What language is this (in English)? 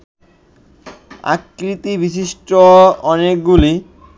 Bangla